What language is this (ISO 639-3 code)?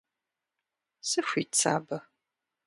kbd